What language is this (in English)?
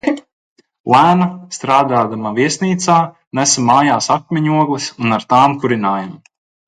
Latvian